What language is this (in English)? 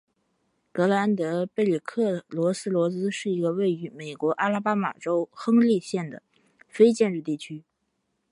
Chinese